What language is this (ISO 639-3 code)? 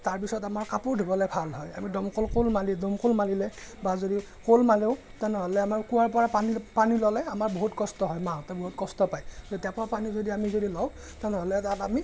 asm